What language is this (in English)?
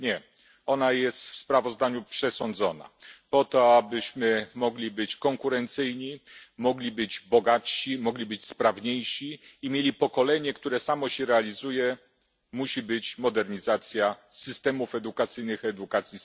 Polish